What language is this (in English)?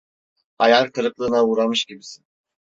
Turkish